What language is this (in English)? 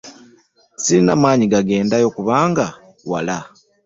Ganda